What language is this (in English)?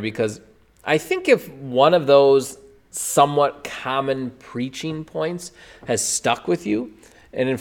English